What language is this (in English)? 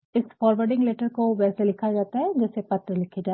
Hindi